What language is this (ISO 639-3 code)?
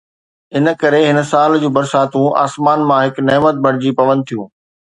snd